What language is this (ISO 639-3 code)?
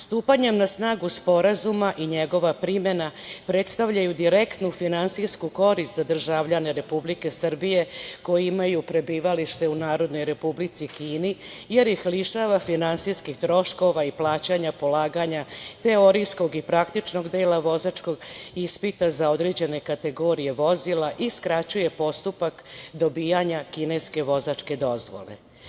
srp